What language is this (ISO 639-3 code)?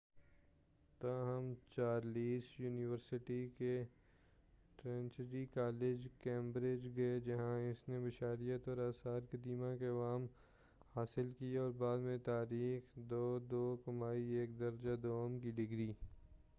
urd